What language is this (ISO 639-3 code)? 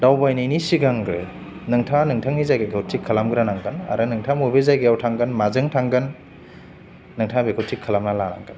brx